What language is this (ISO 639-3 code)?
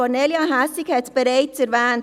gsw